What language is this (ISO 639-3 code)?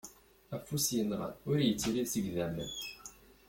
kab